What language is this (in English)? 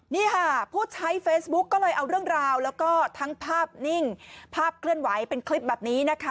Thai